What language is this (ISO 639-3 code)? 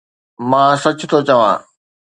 snd